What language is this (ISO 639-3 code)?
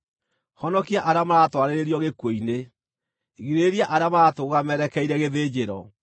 kik